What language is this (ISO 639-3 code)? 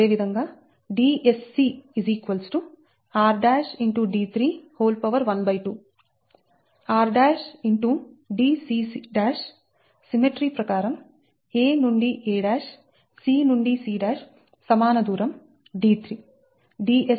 tel